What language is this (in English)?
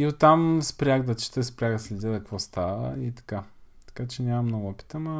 Bulgarian